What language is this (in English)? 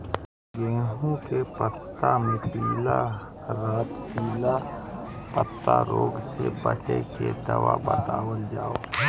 Bhojpuri